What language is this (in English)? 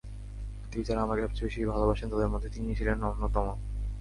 Bangla